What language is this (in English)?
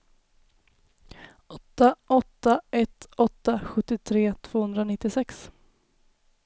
Swedish